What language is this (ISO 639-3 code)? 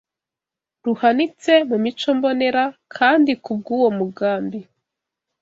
kin